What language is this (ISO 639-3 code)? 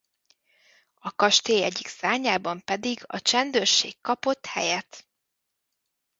hun